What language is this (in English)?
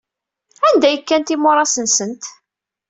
Kabyle